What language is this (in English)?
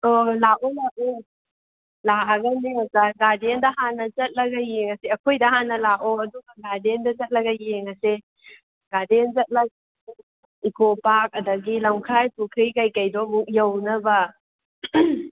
Manipuri